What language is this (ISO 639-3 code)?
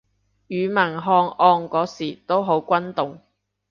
yue